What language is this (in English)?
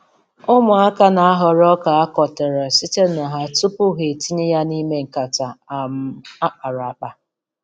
Igbo